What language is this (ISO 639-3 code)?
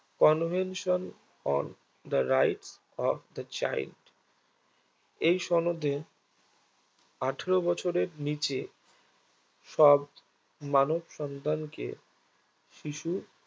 ben